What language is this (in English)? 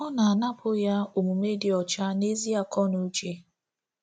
Igbo